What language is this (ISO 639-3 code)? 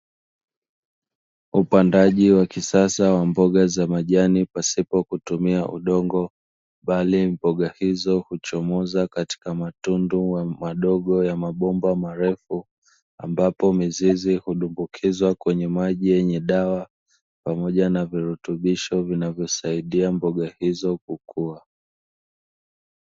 swa